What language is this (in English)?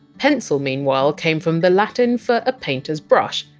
English